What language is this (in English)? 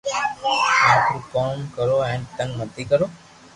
Loarki